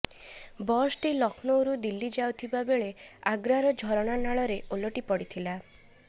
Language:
Odia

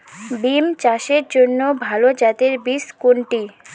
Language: Bangla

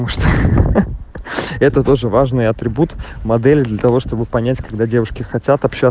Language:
Russian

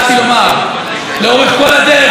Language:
Hebrew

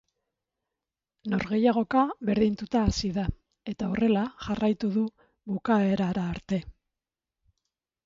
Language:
Basque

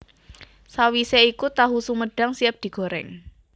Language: Javanese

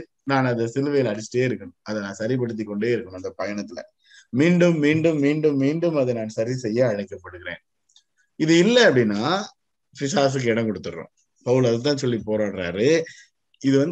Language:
Tamil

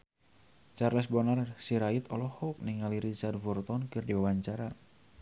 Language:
Sundanese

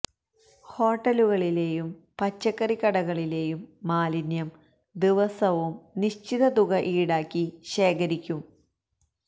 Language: Malayalam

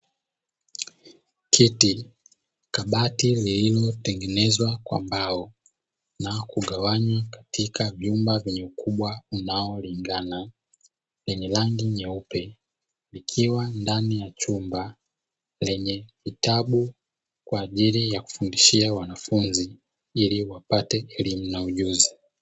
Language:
Swahili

